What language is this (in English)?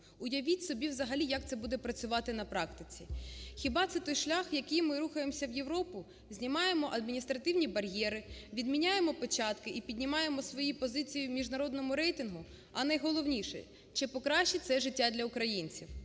Ukrainian